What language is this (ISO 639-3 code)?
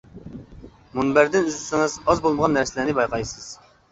uig